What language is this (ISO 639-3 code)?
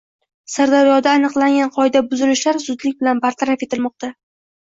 uzb